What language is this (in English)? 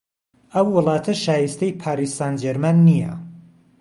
Central Kurdish